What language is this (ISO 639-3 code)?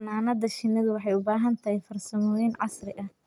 som